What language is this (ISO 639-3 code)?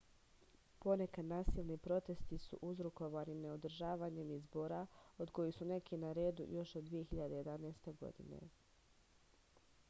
srp